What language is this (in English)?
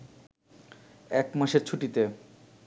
Bangla